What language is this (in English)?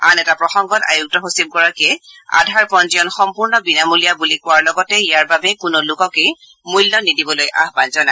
Assamese